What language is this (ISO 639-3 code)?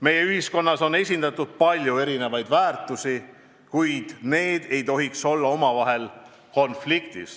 est